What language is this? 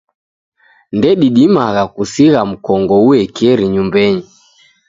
Taita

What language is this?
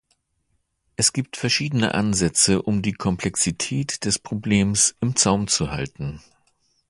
German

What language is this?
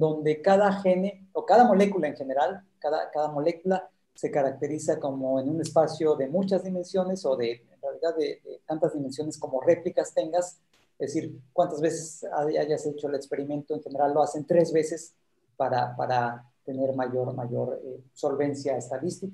Spanish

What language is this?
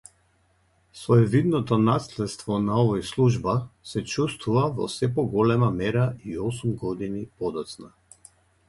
Macedonian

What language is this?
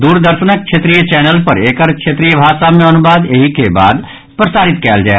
Maithili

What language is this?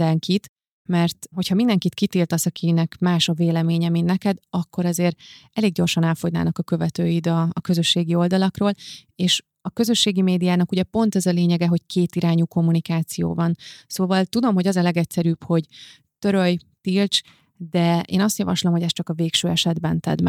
Hungarian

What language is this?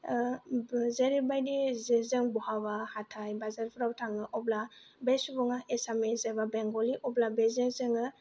Bodo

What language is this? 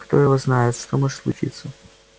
Russian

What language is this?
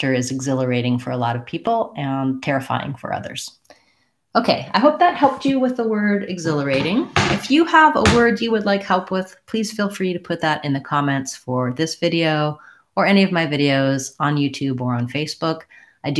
English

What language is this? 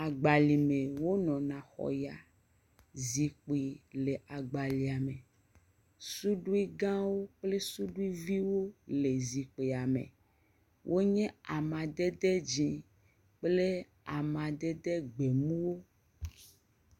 Ewe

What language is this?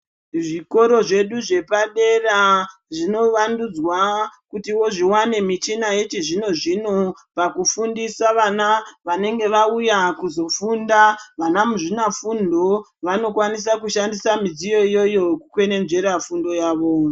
Ndau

